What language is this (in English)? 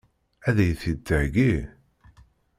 Kabyle